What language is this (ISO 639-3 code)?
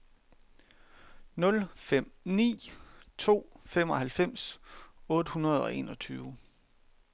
dan